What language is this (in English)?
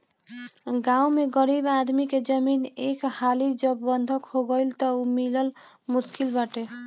Bhojpuri